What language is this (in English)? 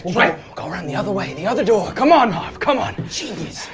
English